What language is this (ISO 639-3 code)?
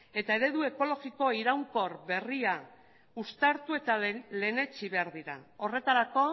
eus